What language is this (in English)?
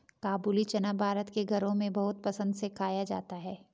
Hindi